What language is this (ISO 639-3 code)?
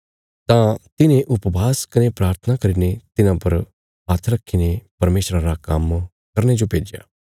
kfs